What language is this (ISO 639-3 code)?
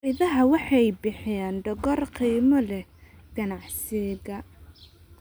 som